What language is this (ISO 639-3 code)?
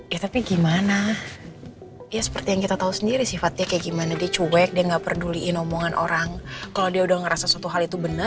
ind